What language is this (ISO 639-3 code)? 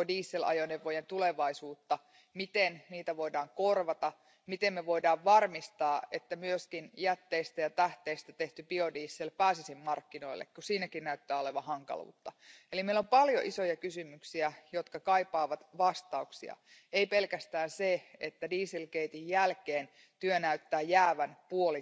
fin